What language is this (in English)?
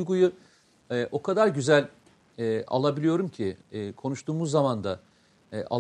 Turkish